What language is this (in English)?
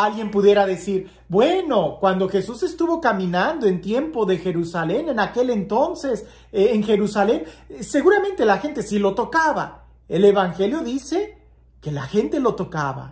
Spanish